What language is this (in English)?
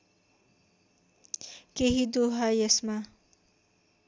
Nepali